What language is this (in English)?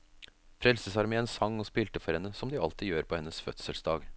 Norwegian